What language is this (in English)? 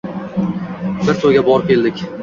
Uzbek